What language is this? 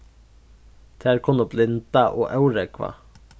Faroese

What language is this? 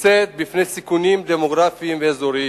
Hebrew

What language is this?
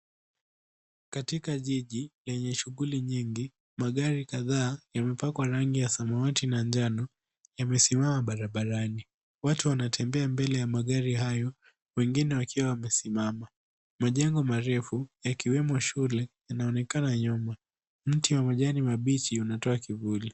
Swahili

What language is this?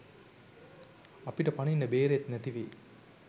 Sinhala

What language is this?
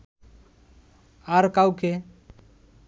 Bangla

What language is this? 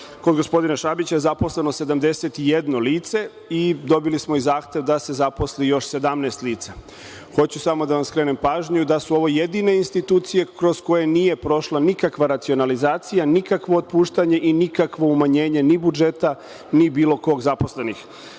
Serbian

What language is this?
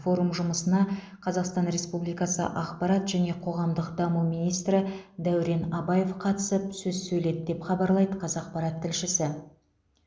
Kazakh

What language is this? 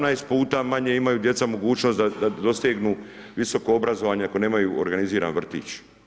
Croatian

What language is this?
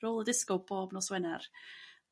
Welsh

